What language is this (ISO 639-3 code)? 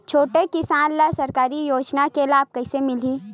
hne